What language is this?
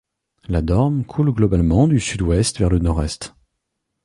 French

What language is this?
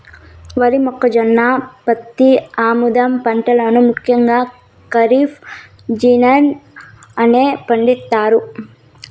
Telugu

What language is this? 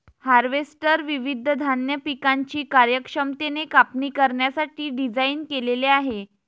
Marathi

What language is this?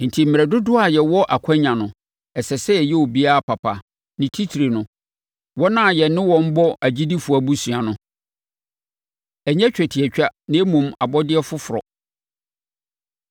Akan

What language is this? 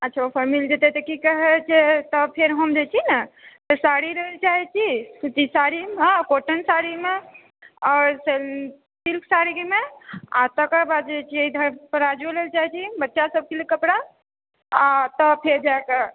Maithili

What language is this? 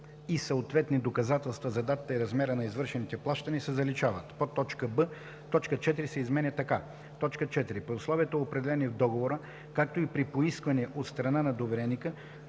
Bulgarian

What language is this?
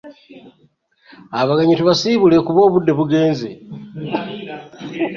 Ganda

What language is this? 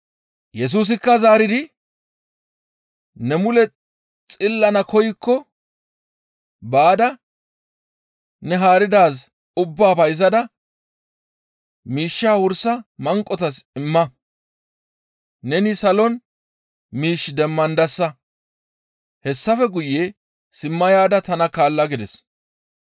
Gamo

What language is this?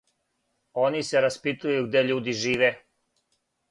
Serbian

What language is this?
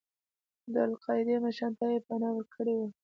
Pashto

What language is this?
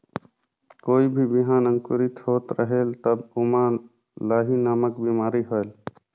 Chhattisgarhi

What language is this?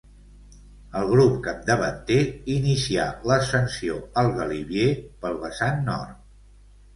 Catalan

